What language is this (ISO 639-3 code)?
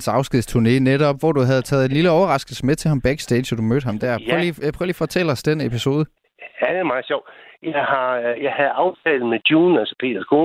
dan